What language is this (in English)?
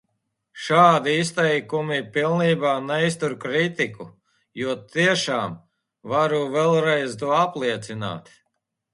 Latvian